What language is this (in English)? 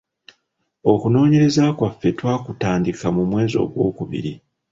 Ganda